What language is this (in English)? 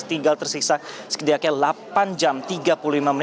Indonesian